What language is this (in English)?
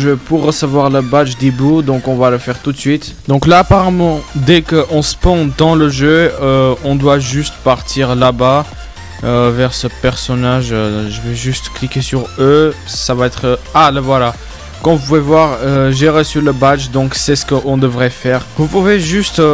French